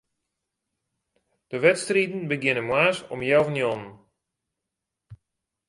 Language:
Western Frisian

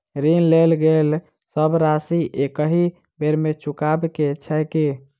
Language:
Maithili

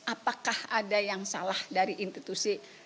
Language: Indonesian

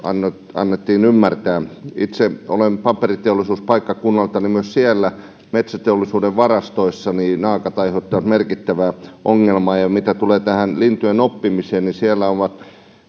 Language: Finnish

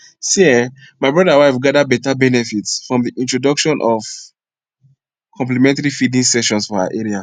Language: Nigerian Pidgin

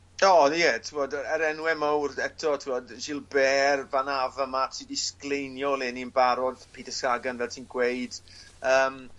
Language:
Welsh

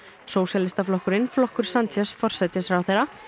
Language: Icelandic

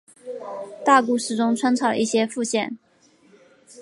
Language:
Chinese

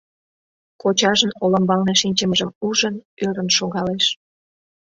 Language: Mari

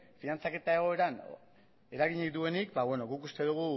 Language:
Basque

